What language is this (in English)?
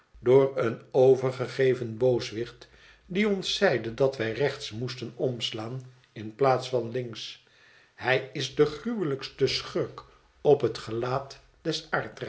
Dutch